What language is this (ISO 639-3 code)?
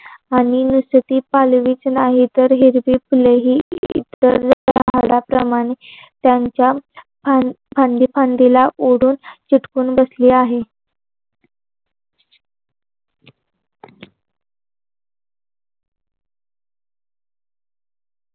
mar